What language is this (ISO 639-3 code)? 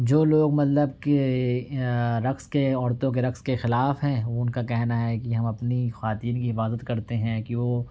urd